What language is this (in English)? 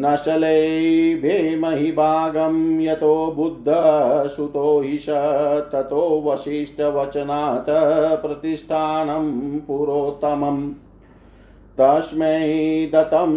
Hindi